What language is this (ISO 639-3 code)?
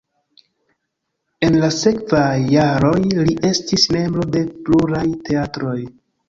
epo